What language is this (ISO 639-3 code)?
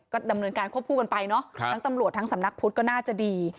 tha